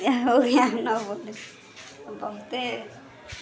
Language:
Maithili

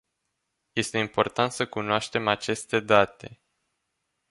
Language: Romanian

